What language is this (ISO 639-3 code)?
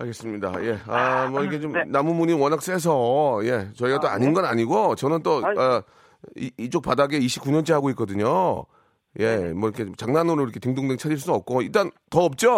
kor